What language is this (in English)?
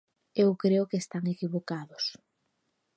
Galician